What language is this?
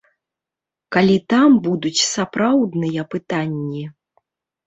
Belarusian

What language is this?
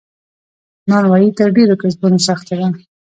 Pashto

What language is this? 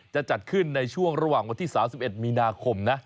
Thai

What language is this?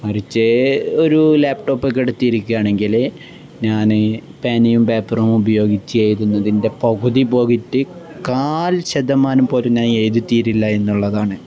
Malayalam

